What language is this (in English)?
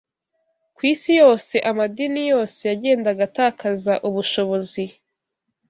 Kinyarwanda